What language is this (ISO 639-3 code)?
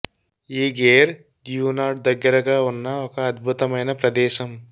tel